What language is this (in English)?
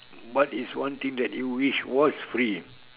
English